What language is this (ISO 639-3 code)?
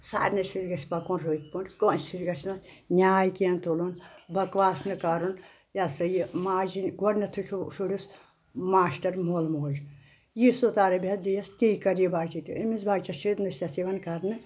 kas